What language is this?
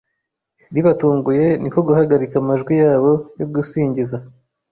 Kinyarwanda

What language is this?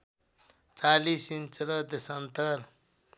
Nepali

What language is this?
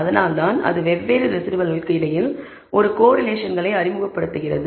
Tamil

